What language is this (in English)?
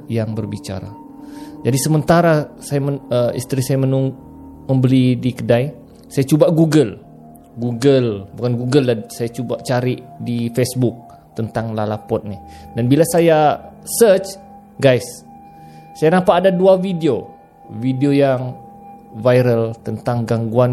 Malay